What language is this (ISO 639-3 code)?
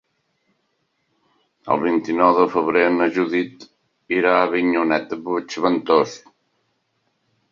cat